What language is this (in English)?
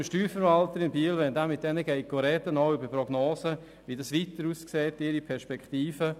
Swiss German